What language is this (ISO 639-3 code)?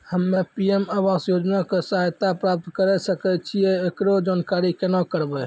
mai